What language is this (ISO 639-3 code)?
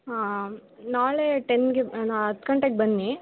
kan